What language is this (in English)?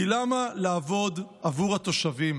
Hebrew